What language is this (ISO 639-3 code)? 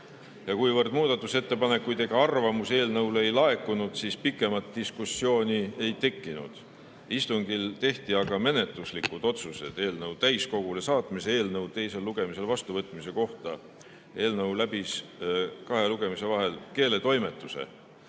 est